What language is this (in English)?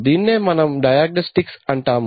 Telugu